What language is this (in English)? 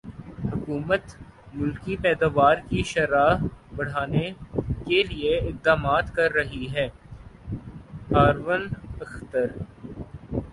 Urdu